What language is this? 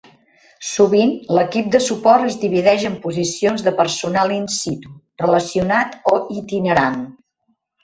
Catalan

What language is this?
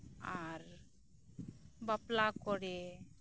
Santali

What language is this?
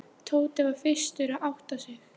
Icelandic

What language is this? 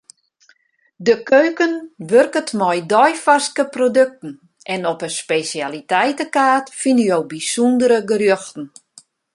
Western Frisian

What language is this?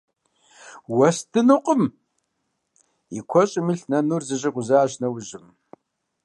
Kabardian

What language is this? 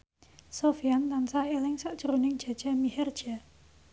Javanese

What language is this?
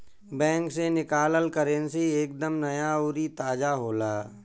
Bhojpuri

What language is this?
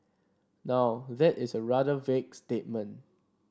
English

